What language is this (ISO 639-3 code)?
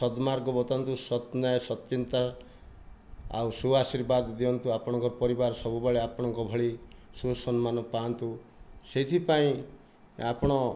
ori